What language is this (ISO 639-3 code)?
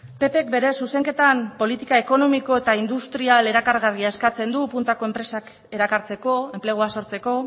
eus